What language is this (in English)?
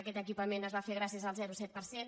Catalan